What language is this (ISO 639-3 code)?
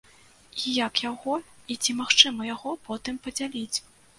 bel